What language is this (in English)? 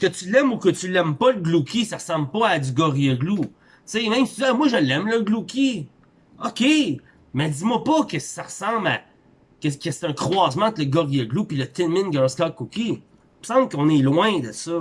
French